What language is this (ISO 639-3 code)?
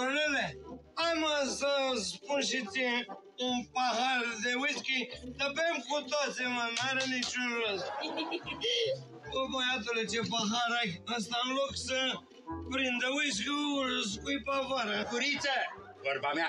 ron